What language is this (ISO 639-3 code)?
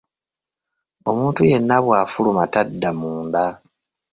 lug